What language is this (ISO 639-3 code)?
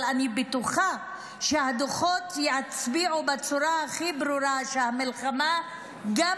heb